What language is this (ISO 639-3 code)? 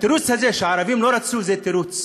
heb